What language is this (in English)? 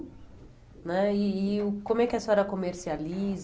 Portuguese